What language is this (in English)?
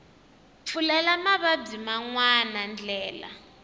Tsonga